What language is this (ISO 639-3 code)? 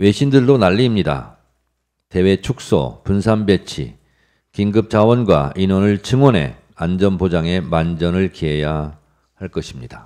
kor